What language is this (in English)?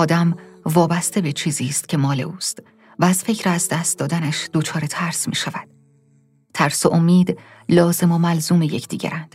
Persian